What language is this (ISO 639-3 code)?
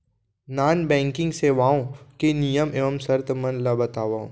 hne